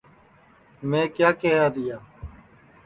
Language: Sansi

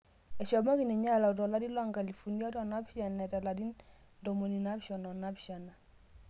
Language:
Masai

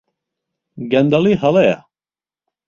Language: Central Kurdish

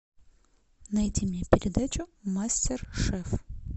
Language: Russian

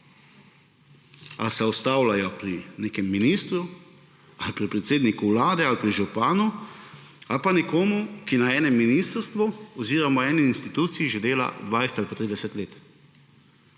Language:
Slovenian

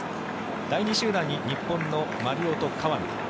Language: Japanese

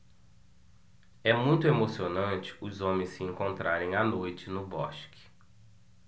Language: Portuguese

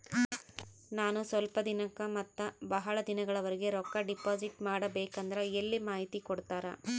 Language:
Kannada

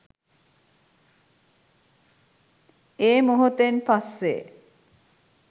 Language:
Sinhala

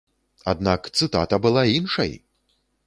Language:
Belarusian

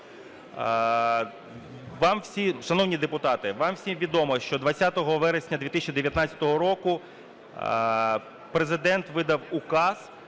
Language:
Ukrainian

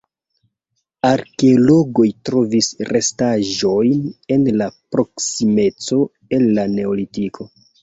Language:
Esperanto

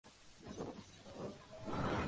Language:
Spanish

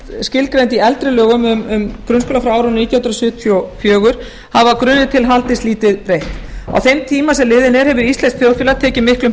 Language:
Icelandic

